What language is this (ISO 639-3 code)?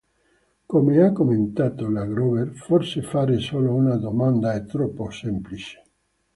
ita